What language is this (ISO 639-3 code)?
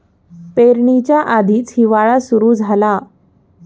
mar